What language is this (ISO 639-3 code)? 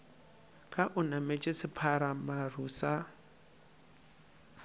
nso